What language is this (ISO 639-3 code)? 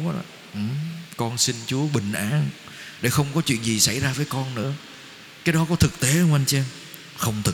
vie